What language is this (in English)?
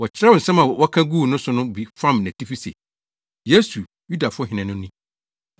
Akan